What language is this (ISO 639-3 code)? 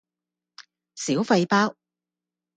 yue